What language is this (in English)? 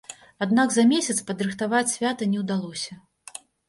Belarusian